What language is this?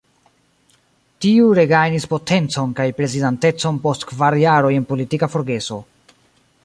Esperanto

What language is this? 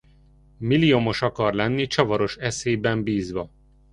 Hungarian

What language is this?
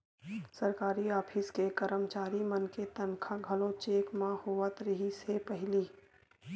Chhattisgarhi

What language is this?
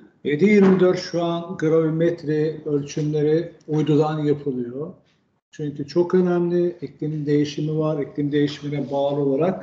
Turkish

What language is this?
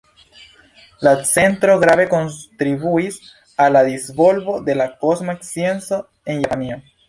Esperanto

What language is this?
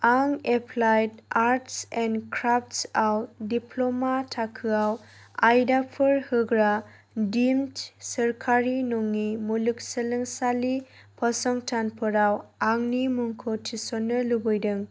Bodo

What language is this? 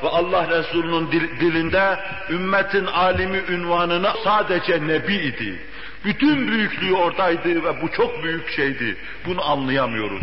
Turkish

